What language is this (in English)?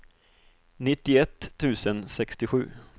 Swedish